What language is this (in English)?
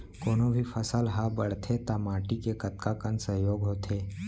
Chhattisgarhi